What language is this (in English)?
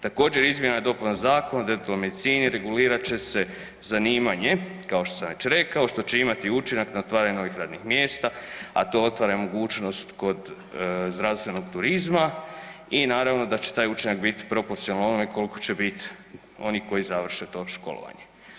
Croatian